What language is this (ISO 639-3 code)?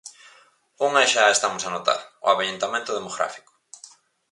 glg